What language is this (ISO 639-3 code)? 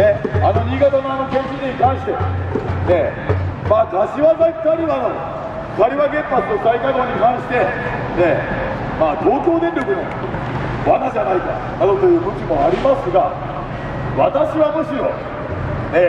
jpn